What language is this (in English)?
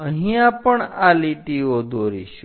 Gujarati